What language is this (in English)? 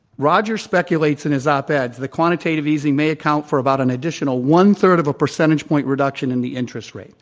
English